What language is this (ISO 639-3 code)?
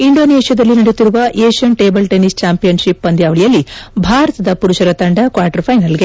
kan